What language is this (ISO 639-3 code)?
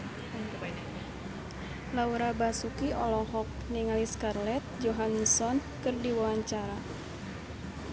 sun